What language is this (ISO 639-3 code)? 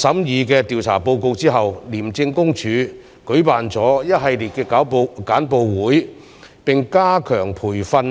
yue